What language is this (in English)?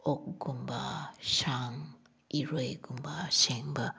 Manipuri